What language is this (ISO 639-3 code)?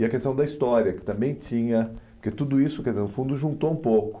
por